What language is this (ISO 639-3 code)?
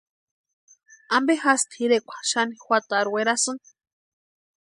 pua